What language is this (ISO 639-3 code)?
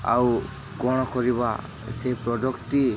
ori